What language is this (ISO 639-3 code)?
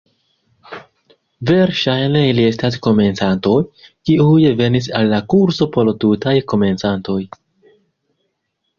epo